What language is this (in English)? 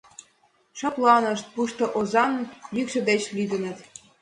Mari